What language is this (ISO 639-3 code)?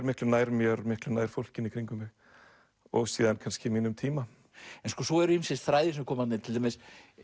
isl